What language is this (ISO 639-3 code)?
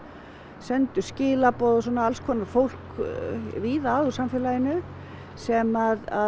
isl